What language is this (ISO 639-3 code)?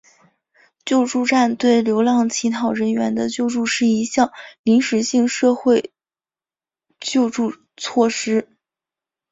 zho